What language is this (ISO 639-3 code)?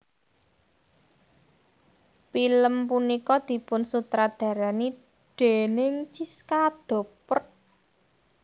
jav